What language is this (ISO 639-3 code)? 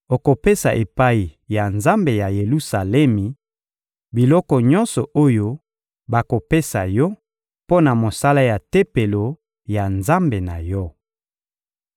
lin